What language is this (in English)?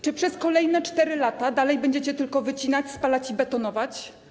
Polish